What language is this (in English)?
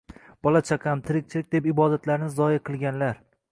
Uzbek